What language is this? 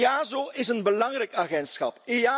Dutch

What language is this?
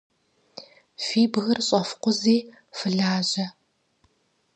Kabardian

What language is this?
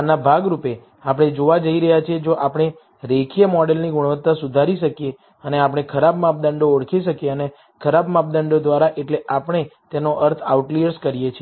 Gujarati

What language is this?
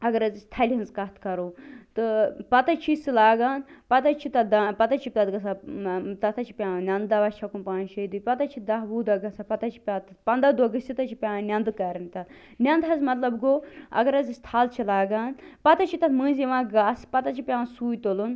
Kashmiri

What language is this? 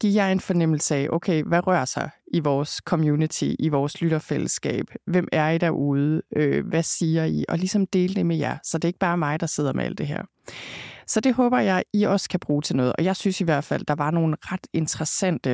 Danish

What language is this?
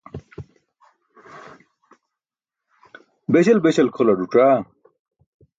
Burushaski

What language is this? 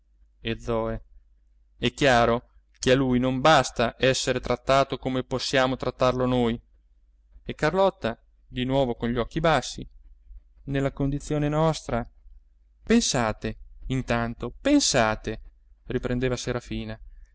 Italian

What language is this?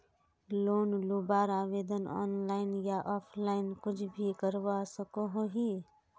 Magahi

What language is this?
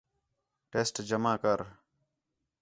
Khetrani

